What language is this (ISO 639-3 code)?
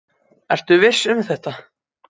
isl